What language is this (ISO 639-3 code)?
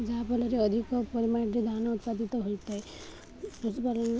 ori